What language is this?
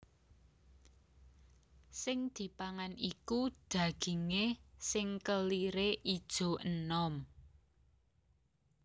Javanese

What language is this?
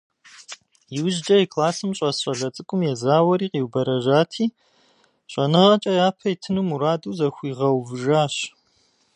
Kabardian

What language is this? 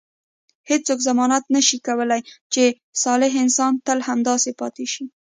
Pashto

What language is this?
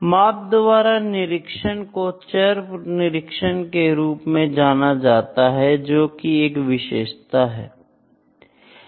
Hindi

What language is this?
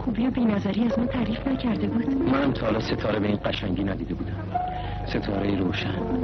Persian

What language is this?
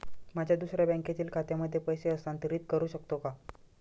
Marathi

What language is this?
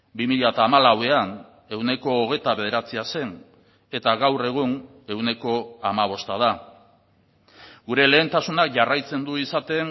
Basque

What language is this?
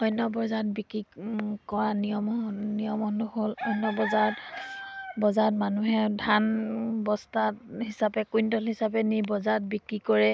Assamese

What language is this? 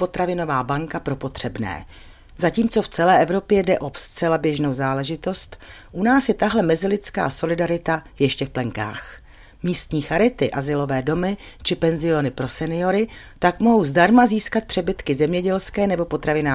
Czech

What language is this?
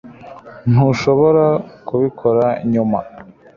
Kinyarwanda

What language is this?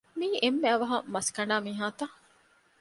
Divehi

